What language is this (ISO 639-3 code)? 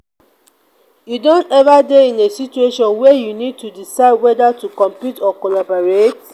pcm